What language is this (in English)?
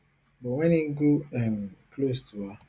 Nigerian Pidgin